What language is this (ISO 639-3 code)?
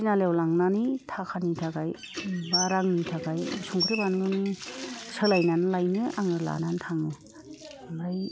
brx